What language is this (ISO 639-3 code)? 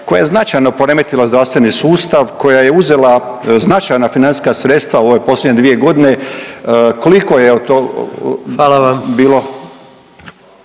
hrv